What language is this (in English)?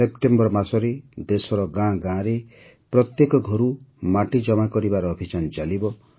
Odia